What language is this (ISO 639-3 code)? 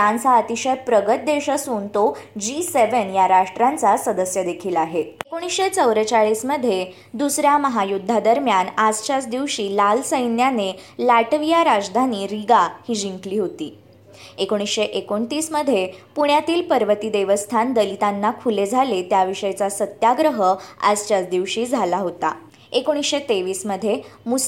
mar